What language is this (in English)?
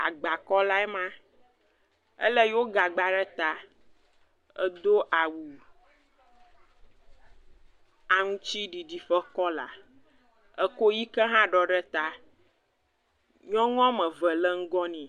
Ewe